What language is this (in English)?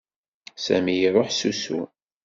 Kabyle